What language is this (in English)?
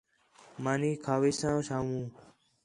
Khetrani